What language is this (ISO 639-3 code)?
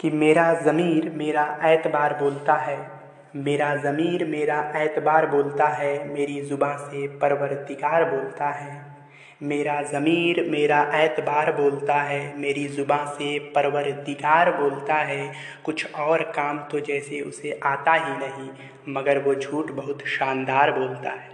hin